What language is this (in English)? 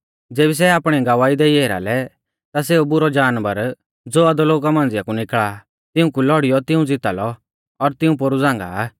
Mahasu Pahari